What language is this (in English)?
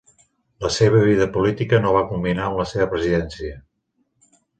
Catalan